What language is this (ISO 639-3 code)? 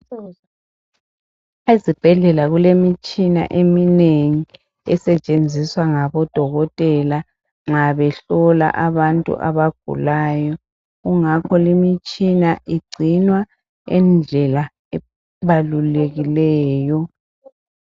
nde